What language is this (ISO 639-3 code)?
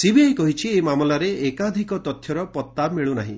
ori